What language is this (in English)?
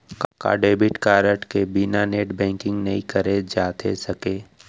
Chhattisgarhi